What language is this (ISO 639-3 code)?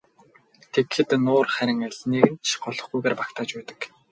mon